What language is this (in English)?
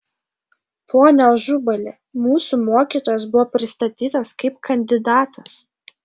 Lithuanian